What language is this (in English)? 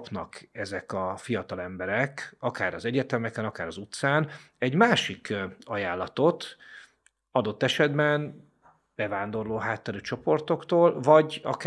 Hungarian